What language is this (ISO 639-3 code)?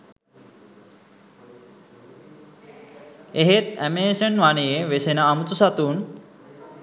sin